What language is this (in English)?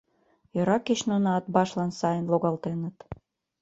Mari